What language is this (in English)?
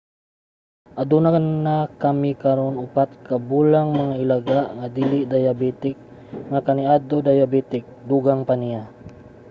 Cebuano